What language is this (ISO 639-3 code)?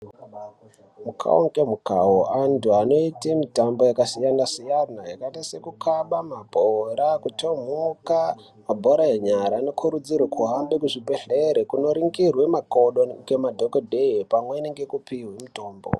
ndc